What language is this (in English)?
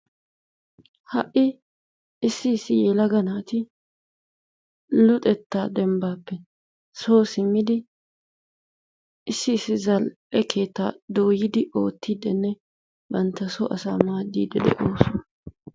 Wolaytta